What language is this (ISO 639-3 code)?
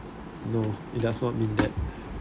eng